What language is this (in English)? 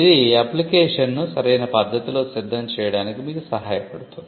Telugu